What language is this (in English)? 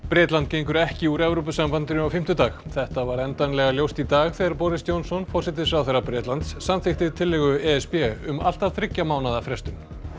Icelandic